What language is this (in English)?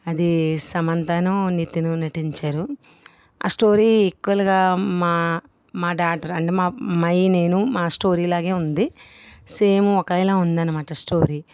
Telugu